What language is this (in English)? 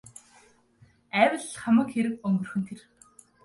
Mongolian